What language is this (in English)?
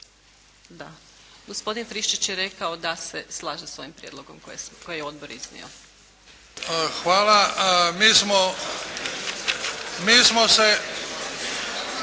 Croatian